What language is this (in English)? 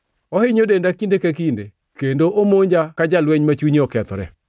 Luo (Kenya and Tanzania)